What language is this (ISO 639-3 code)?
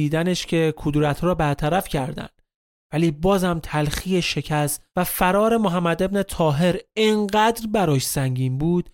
fas